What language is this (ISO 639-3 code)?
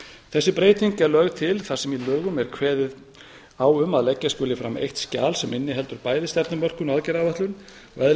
isl